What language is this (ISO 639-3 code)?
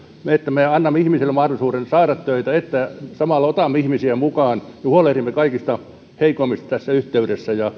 fin